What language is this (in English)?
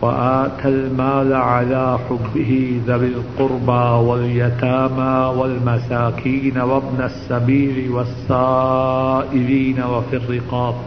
Urdu